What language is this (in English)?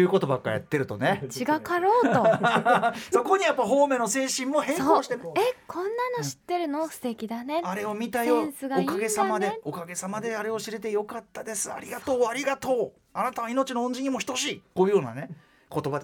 Japanese